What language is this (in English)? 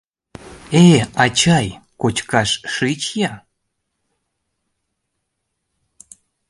Mari